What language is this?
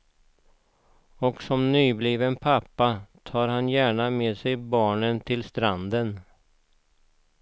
Swedish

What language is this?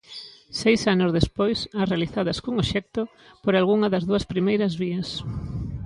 Galician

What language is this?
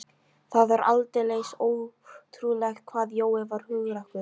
Icelandic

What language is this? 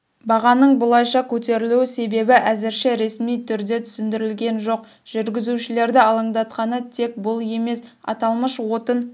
Kazakh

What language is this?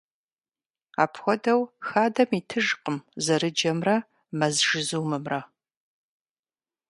Kabardian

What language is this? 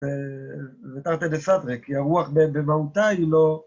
Hebrew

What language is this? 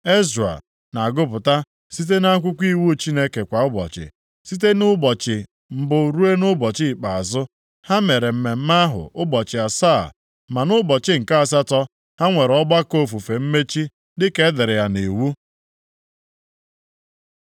Igbo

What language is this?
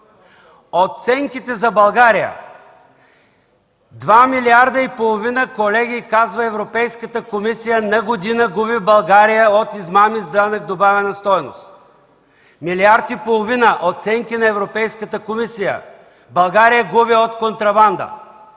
Bulgarian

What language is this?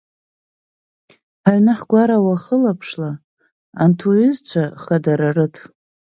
Abkhazian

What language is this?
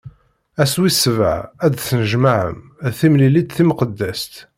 Kabyle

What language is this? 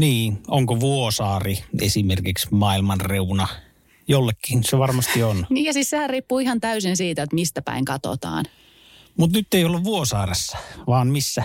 Finnish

